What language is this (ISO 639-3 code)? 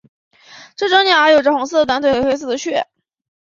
zho